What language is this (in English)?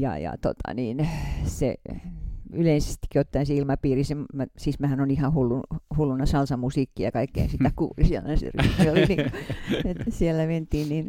Finnish